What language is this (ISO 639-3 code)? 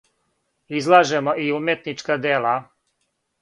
srp